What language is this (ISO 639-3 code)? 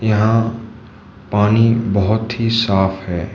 hin